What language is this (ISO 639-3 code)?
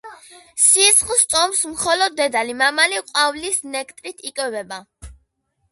kat